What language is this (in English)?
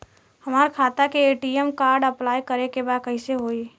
Bhojpuri